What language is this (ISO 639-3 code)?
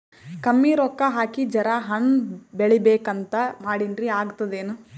kan